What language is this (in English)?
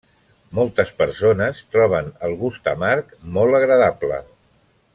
Catalan